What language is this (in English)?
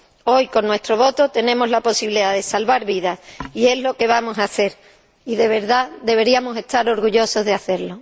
Spanish